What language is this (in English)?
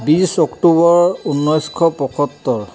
Assamese